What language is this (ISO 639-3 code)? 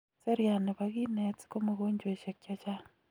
kln